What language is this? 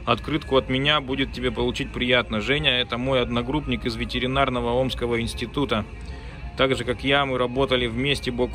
Russian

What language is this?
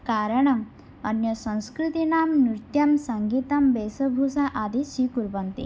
Sanskrit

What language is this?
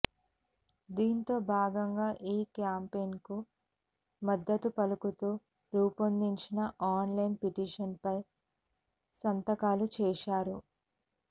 Telugu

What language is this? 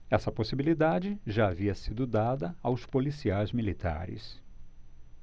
Portuguese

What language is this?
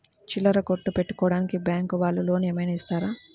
Telugu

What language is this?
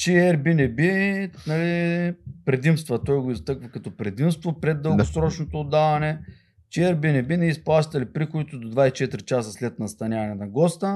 Bulgarian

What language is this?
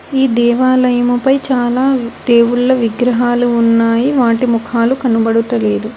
Telugu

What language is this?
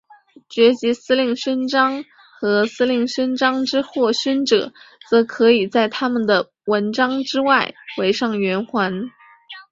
Chinese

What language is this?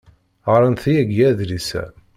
Kabyle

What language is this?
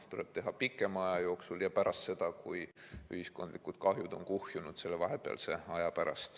Estonian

